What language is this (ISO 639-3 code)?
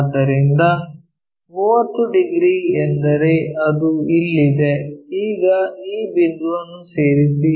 kan